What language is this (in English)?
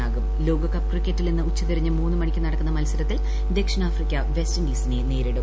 Malayalam